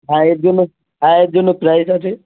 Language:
Bangla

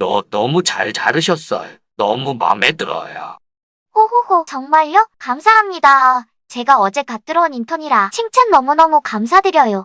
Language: Korean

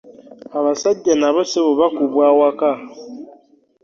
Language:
Ganda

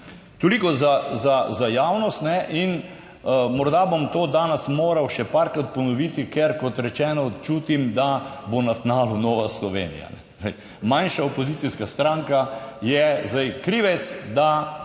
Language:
Slovenian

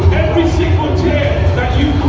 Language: English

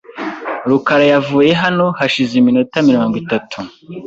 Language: Kinyarwanda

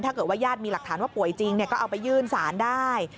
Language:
Thai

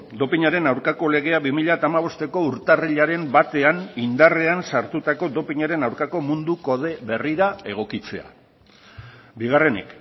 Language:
Basque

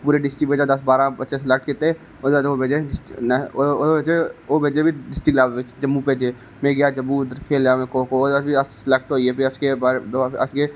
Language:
Dogri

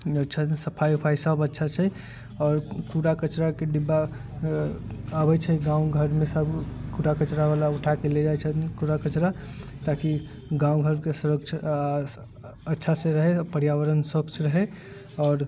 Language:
Maithili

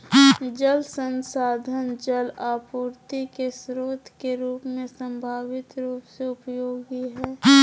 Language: Magahi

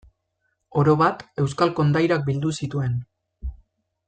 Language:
Basque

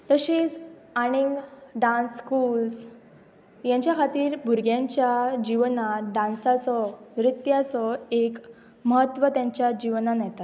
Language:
Konkani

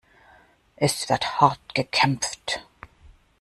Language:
German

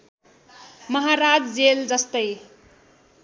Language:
Nepali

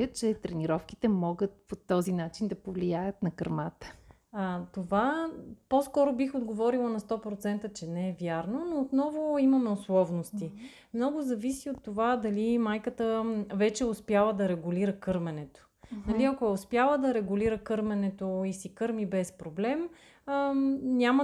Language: Bulgarian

